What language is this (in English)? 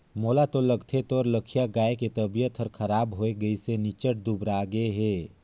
Chhattisgarhi